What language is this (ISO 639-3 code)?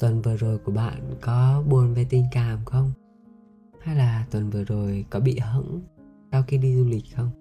vie